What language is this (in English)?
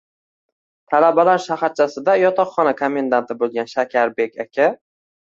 Uzbek